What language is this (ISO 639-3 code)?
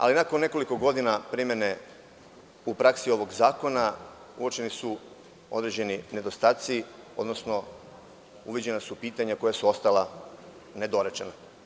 srp